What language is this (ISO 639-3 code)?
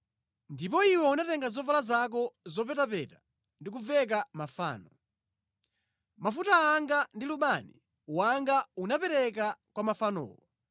nya